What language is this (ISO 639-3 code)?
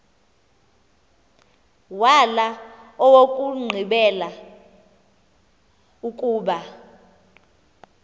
xho